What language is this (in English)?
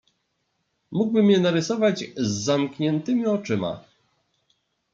Polish